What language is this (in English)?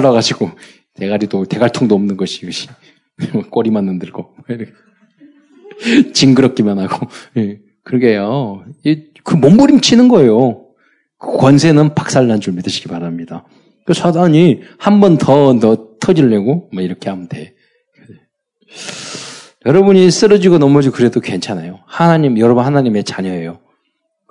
Korean